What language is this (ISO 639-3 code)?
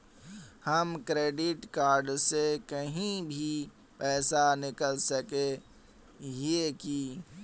mag